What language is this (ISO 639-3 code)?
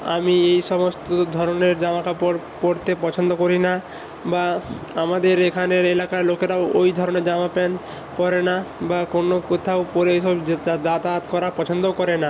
ben